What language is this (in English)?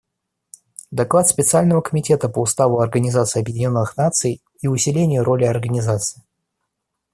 Russian